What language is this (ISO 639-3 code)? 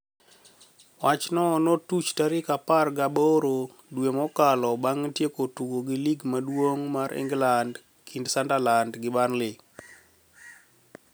luo